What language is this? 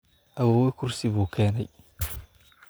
Somali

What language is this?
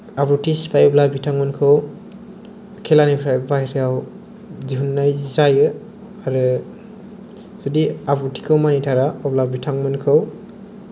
Bodo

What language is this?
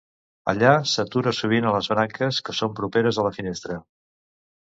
Catalan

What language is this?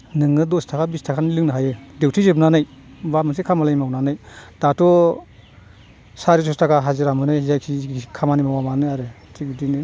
Bodo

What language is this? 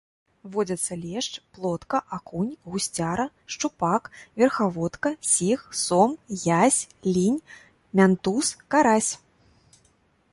Belarusian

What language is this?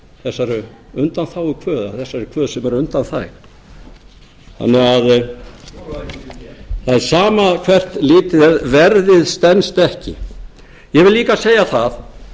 Icelandic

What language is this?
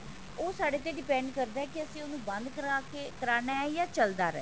Punjabi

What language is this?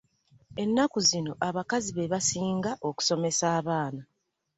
Ganda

